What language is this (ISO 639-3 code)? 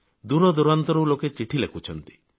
ori